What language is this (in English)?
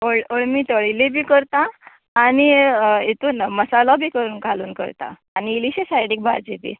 Konkani